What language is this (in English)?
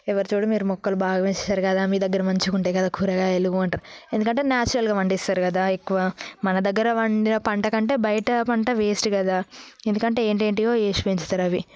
Telugu